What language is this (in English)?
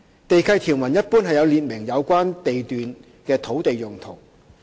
Cantonese